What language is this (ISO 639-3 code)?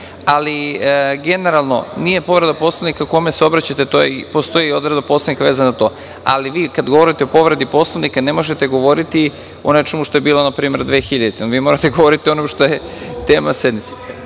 srp